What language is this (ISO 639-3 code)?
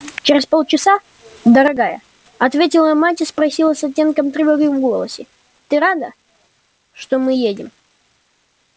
rus